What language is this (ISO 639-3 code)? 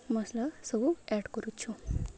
ori